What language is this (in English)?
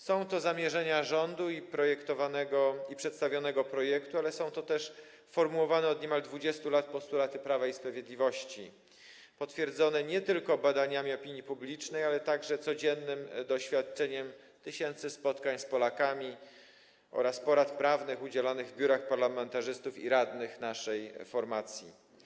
Polish